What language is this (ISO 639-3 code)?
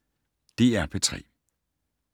dan